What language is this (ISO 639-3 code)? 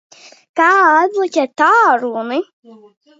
lav